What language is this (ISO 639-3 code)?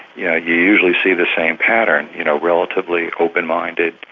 eng